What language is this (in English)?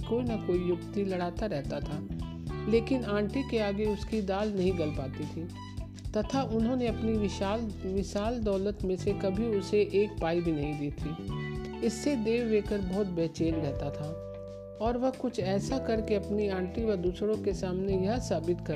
Hindi